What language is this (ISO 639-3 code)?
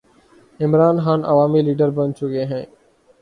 urd